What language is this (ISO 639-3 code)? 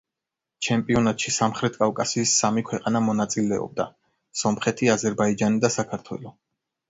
kat